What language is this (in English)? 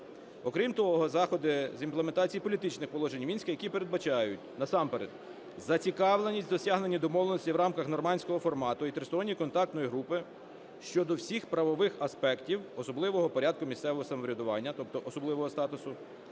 Ukrainian